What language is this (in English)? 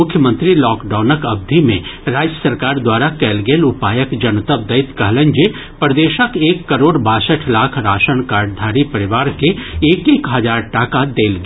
Maithili